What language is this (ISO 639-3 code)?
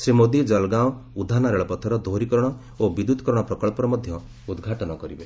ori